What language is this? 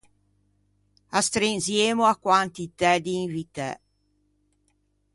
Ligurian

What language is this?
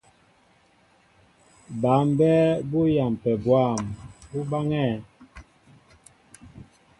Mbo (Cameroon)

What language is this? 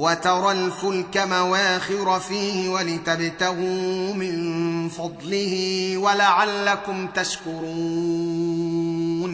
Arabic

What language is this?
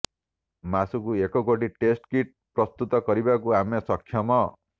Odia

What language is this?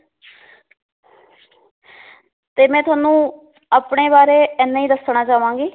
Punjabi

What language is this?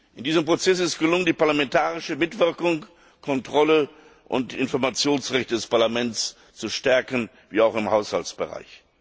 German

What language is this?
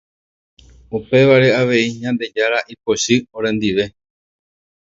Guarani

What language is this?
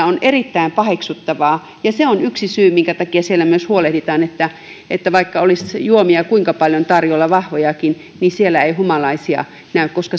Finnish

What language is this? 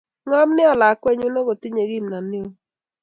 Kalenjin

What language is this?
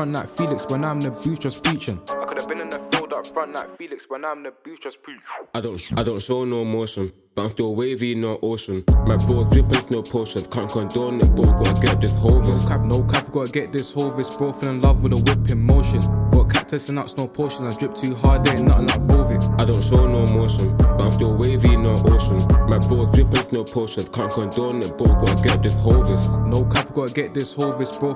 English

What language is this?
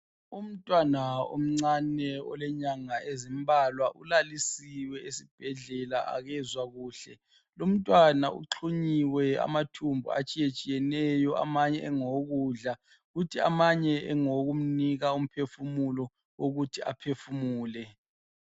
North Ndebele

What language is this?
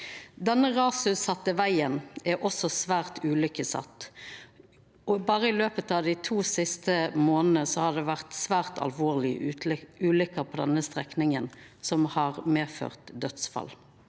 Norwegian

